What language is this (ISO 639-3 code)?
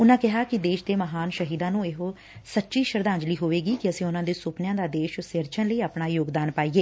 pan